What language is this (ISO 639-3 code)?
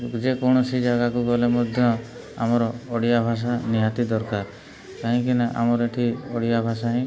ori